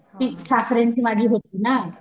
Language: Marathi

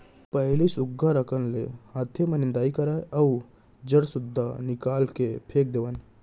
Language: Chhattisgarhi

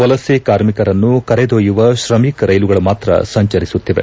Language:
Kannada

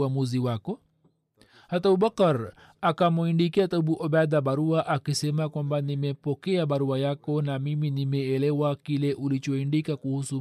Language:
Swahili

